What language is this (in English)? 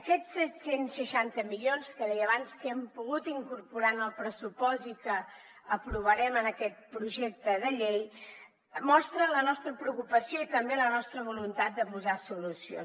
Catalan